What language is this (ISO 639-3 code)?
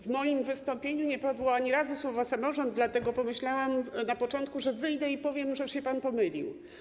pol